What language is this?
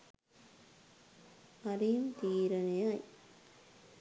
Sinhala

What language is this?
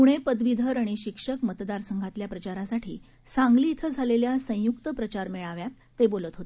Marathi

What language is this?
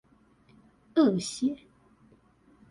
Chinese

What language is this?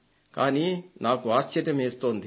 Telugu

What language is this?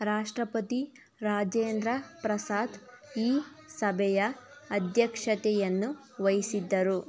Kannada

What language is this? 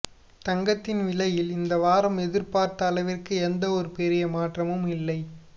Tamil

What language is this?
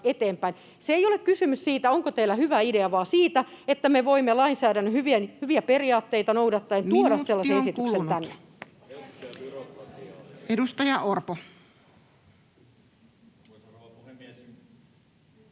Finnish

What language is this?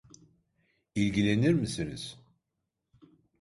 Turkish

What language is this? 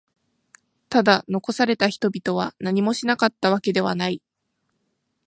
Japanese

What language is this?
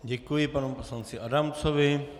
Czech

